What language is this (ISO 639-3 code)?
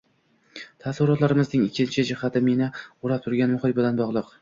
uzb